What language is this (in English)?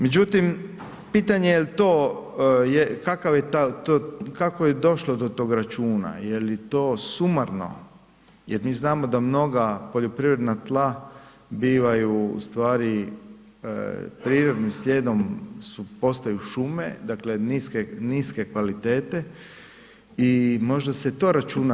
Croatian